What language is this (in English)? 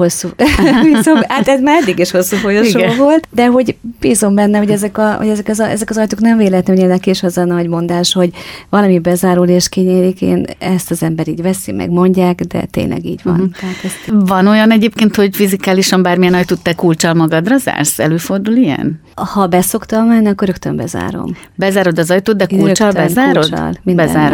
Hungarian